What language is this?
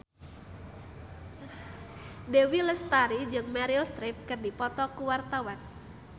Sundanese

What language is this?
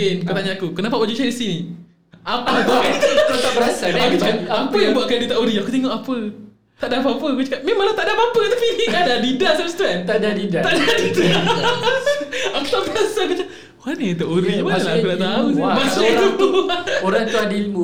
Malay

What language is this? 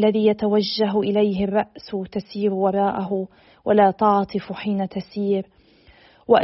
Arabic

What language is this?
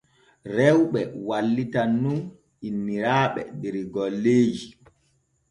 Borgu Fulfulde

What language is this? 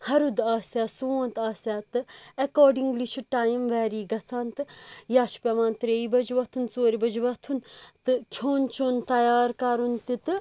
Kashmiri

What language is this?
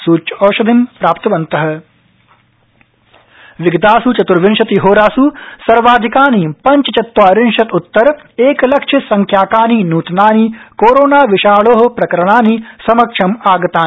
Sanskrit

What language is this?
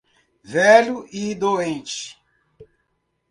Portuguese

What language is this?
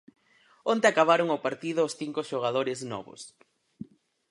Galician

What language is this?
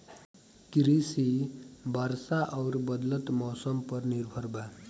Bhojpuri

